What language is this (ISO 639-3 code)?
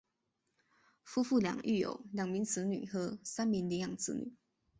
zho